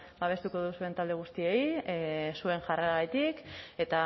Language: Basque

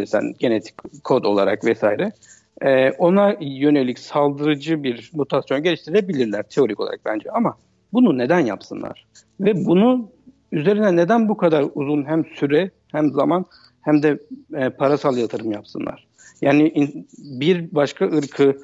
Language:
Turkish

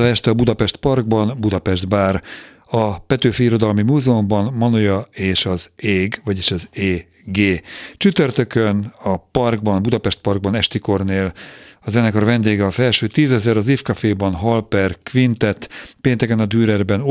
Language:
Hungarian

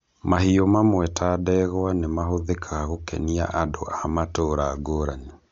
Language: Kikuyu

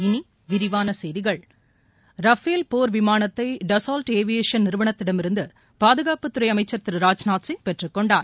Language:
Tamil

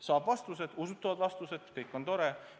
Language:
Estonian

